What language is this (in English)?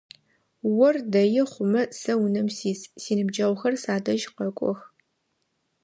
Adyghe